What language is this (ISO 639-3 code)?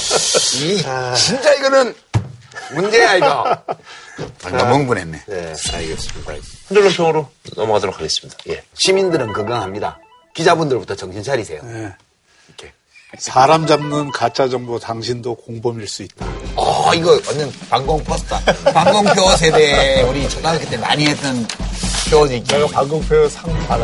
kor